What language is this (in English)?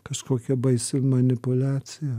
Lithuanian